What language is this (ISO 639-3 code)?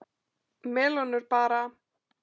isl